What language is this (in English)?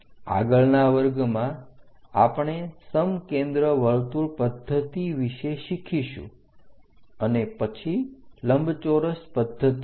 Gujarati